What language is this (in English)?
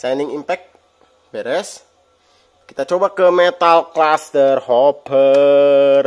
Indonesian